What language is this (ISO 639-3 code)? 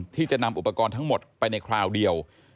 tha